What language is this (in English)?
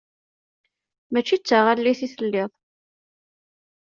Kabyle